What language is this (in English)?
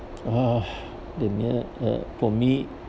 English